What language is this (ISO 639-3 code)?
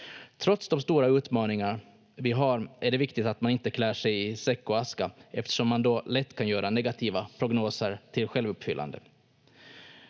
fin